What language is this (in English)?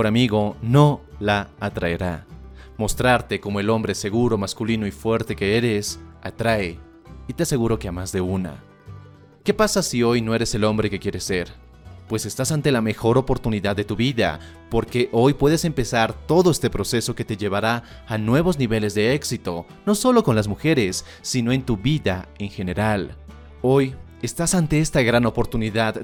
Spanish